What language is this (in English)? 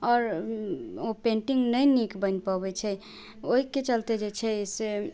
Maithili